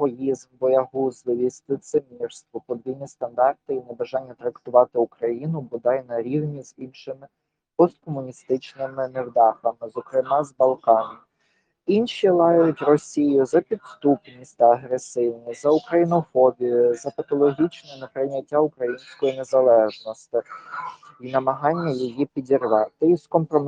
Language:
Ukrainian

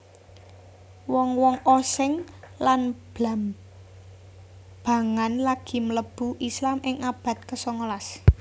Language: Javanese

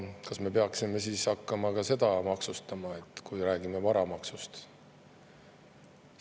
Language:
Estonian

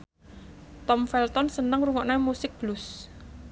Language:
Javanese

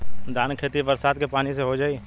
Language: Bhojpuri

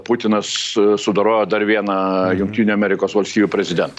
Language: Lithuanian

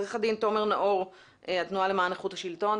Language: Hebrew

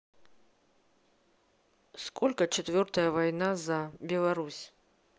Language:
Russian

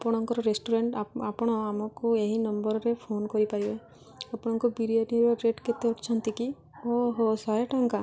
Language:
Odia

